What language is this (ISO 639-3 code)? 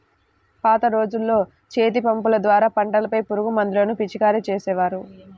tel